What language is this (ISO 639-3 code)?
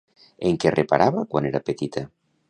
cat